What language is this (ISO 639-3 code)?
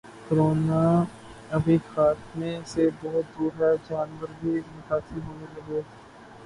urd